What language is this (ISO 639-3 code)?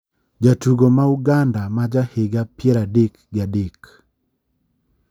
luo